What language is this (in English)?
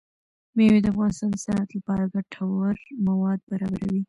Pashto